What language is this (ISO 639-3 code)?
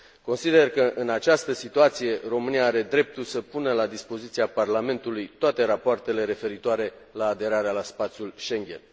ron